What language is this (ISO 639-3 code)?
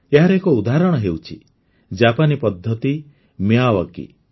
ori